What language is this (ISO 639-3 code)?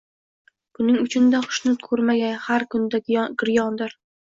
uzb